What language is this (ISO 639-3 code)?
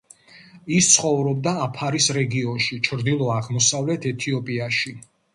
kat